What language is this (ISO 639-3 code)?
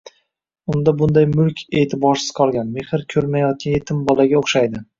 uzb